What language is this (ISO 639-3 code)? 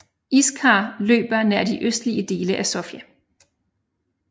dan